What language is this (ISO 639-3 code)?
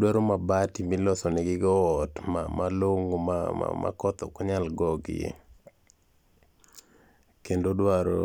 luo